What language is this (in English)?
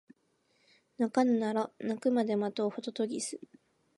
Japanese